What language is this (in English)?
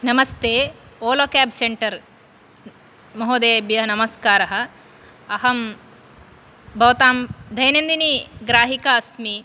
Sanskrit